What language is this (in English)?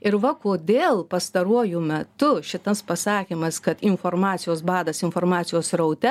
Lithuanian